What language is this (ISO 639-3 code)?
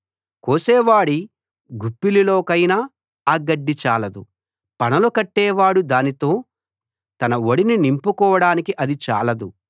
tel